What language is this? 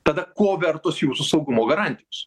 Lithuanian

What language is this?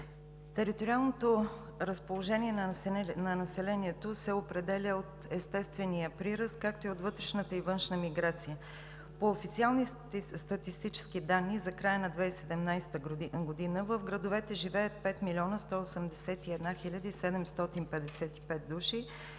Bulgarian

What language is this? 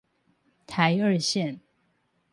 Chinese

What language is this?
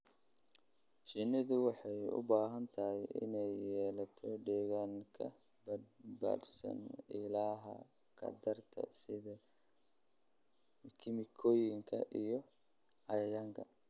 Somali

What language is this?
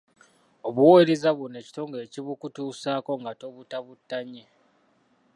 Ganda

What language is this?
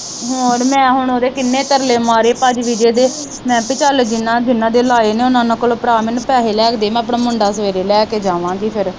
Punjabi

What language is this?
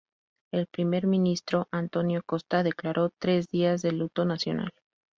Spanish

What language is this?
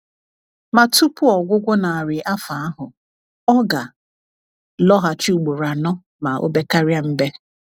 Igbo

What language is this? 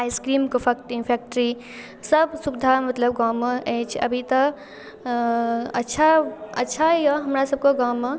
Maithili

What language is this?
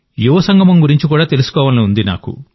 Telugu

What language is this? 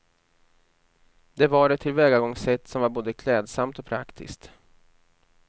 Swedish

